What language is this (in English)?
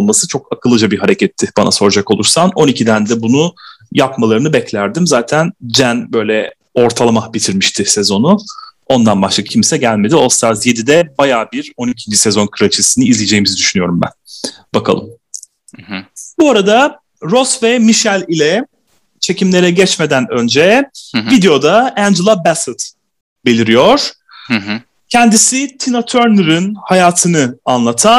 Turkish